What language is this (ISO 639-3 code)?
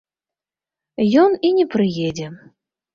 bel